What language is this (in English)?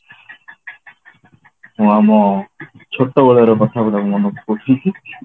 Odia